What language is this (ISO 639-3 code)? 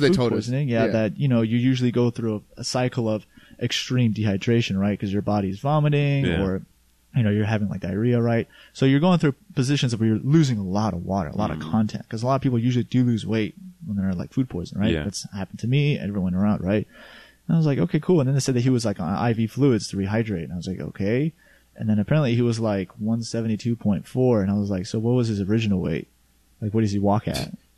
eng